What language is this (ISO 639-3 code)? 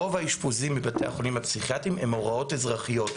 heb